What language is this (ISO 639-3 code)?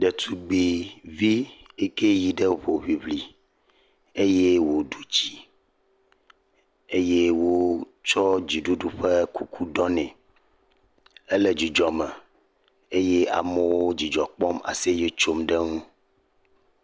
ewe